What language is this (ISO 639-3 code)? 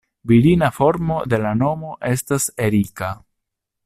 epo